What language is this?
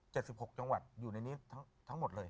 Thai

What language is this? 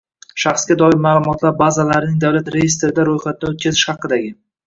Uzbek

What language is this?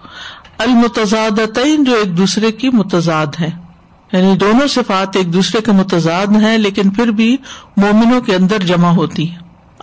Urdu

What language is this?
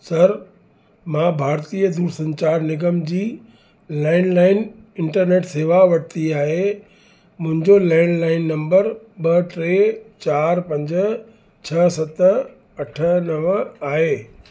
Sindhi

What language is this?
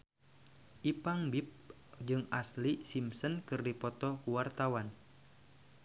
Sundanese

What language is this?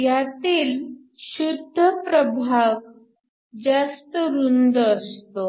Marathi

